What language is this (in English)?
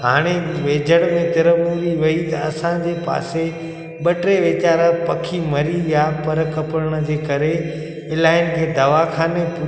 Sindhi